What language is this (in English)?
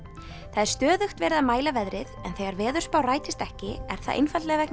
Icelandic